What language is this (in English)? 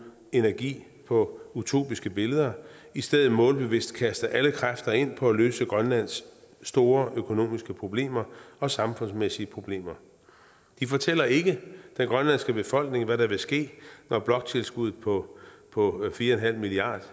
Danish